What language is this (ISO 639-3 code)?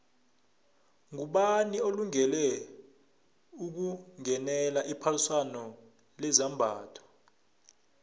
nbl